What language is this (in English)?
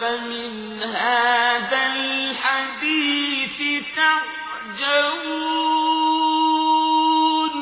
Arabic